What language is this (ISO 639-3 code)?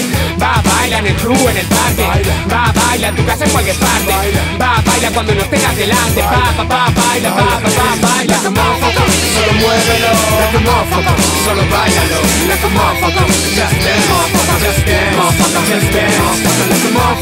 ita